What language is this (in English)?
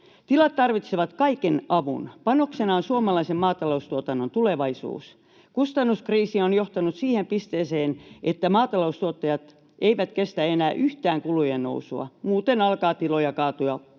Finnish